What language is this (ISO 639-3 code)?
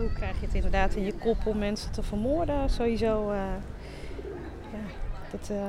nld